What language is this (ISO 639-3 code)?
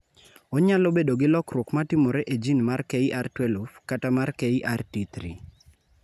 luo